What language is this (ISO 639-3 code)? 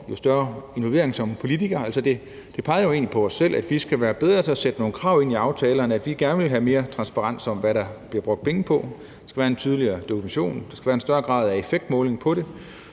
dan